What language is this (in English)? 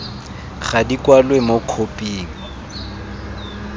Tswana